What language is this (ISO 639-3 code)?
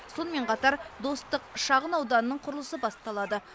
kaz